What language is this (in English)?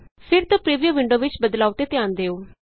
Punjabi